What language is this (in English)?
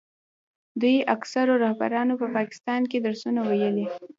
Pashto